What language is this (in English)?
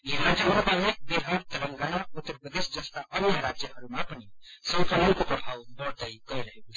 Nepali